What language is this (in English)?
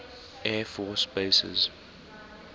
English